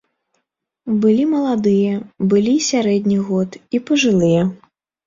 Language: Belarusian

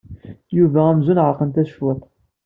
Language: Kabyle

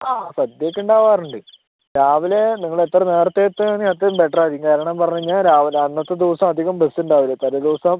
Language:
Malayalam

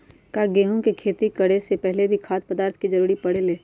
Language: Magahi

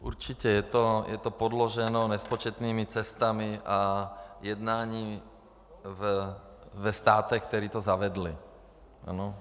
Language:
Czech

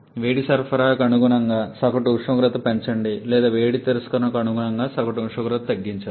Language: Telugu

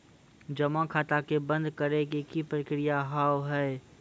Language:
Maithili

